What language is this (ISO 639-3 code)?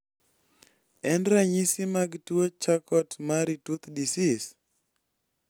luo